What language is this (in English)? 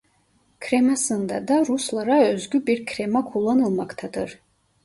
Turkish